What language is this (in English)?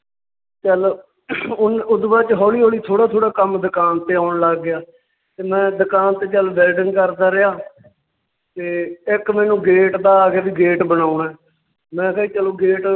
Punjabi